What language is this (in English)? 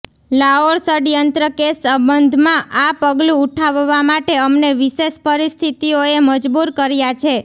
Gujarati